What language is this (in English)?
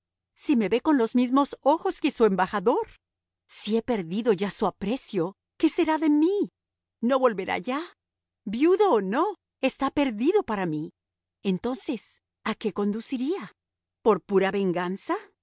Spanish